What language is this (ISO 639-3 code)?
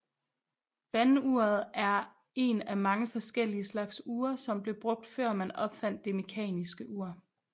dan